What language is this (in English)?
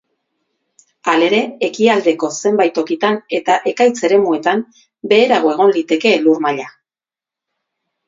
Basque